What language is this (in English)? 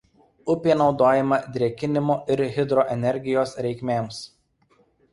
Lithuanian